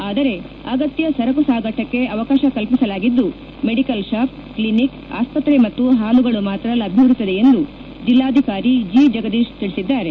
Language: Kannada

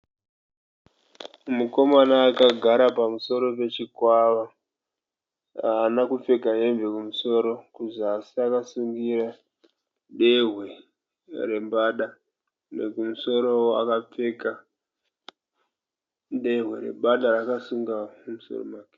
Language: Shona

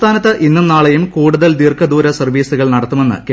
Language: Malayalam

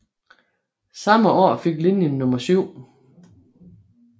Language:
Danish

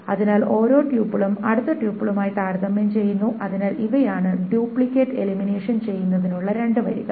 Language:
Malayalam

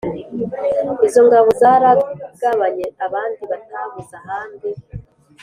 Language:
Kinyarwanda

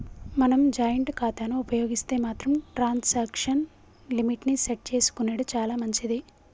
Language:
Telugu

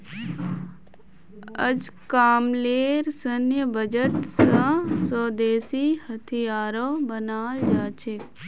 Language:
Magahi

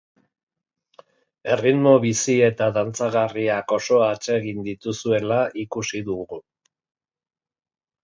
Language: Basque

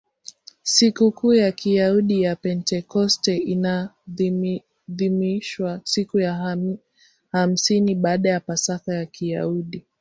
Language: Swahili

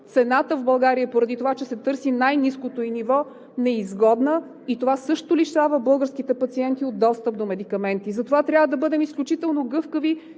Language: Bulgarian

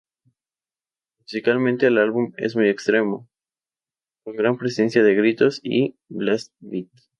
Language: Spanish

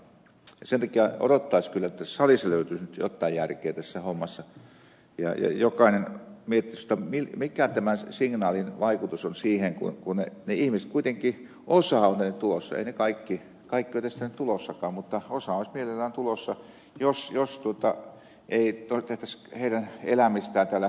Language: Finnish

